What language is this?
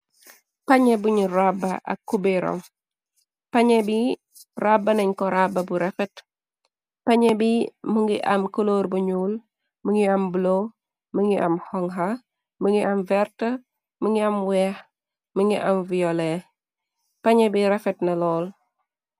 Wolof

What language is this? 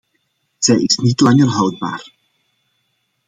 Dutch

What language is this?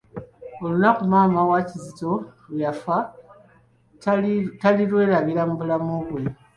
Ganda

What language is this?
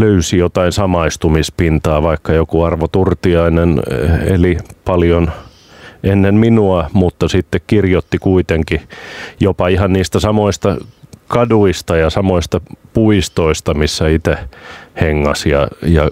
Finnish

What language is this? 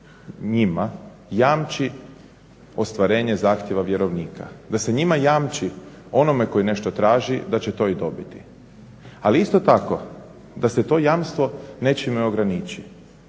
Croatian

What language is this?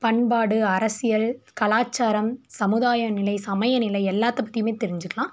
Tamil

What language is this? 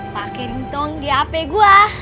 Indonesian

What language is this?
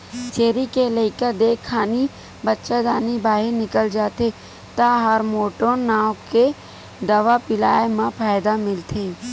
Chhattisgarhi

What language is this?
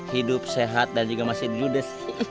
Indonesian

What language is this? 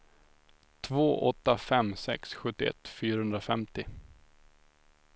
Swedish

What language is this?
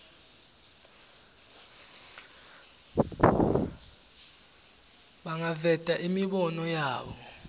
Swati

